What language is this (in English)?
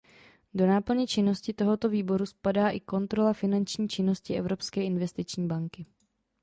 Czech